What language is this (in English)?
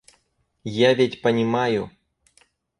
Russian